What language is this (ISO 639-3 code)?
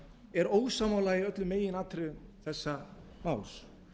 isl